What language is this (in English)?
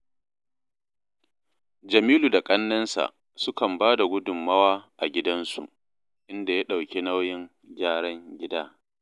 Hausa